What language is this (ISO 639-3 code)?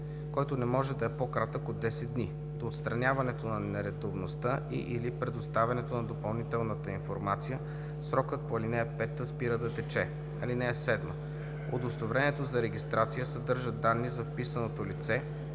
bul